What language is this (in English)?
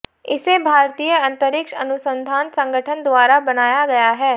Hindi